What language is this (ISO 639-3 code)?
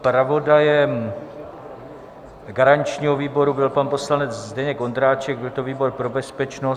ces